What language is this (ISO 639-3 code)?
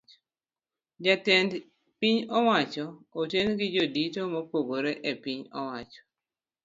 luo